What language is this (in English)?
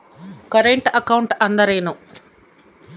Kannada